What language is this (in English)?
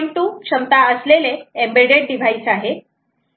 Marathi